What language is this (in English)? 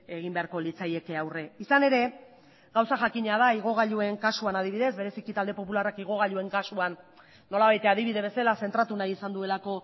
Basque